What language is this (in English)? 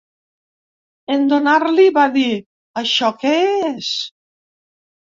Catalan